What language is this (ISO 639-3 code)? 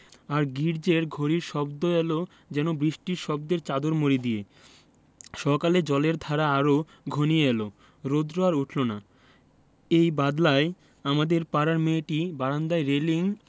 ben